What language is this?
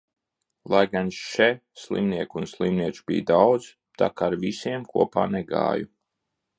Latvian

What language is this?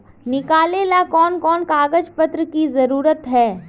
Magahi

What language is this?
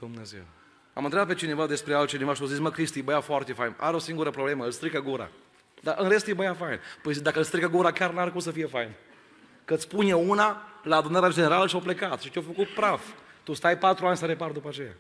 Romanian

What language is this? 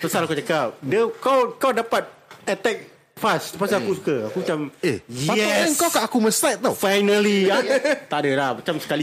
Malay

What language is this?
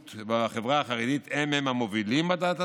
Hebrew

